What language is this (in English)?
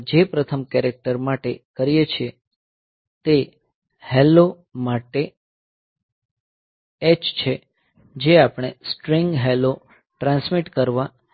Gujarati